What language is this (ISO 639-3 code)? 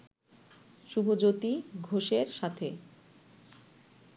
ben